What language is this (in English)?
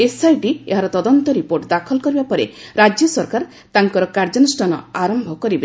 Odia